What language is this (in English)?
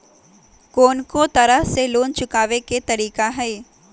Magahi